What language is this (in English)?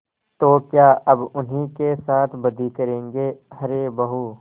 Hindi